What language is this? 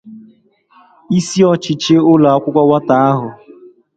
Igbo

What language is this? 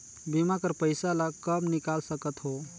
Chhattisgarhi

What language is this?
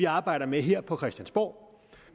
Danish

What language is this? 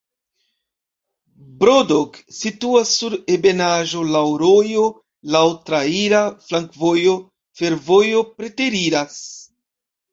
Esperanto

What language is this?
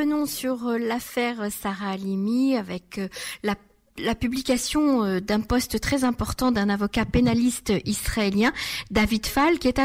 French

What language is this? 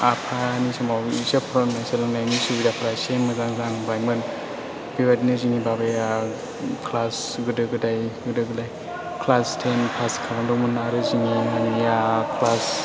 Bodo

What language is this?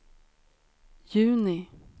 Swedish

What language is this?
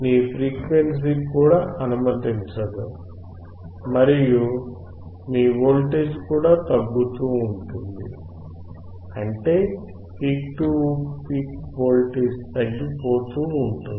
Telugu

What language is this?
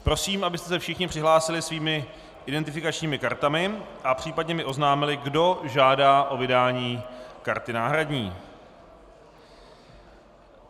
Czech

